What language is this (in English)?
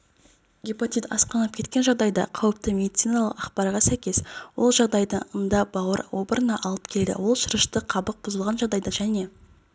Kazakh